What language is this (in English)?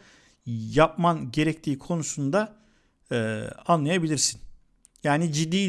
Turkish